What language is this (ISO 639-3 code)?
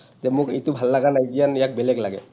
asm